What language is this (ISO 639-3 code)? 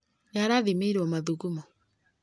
kik